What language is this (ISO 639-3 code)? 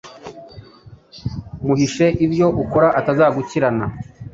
kin